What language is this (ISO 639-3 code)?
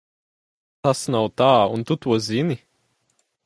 lav